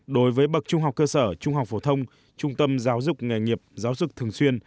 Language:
Vietnamese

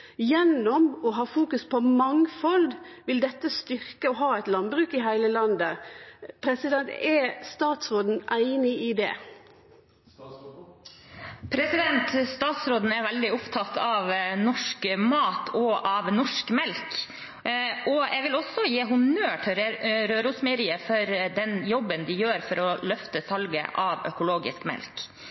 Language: Norwegian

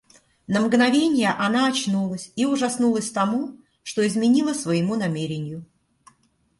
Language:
Russian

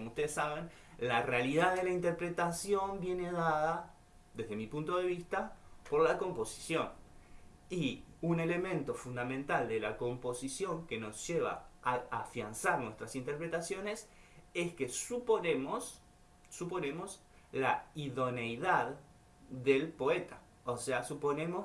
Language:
Spanish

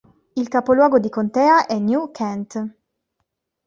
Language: Italian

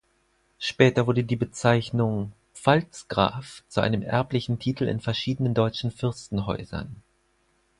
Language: German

